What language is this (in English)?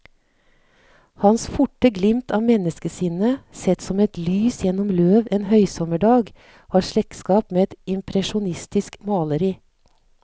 Norwegian